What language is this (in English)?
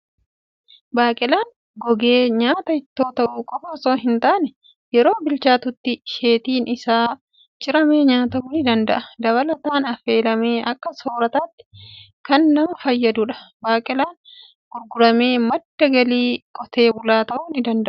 Oromo